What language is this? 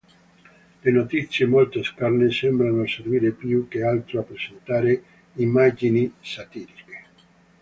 Italian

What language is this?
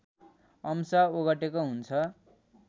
Nepali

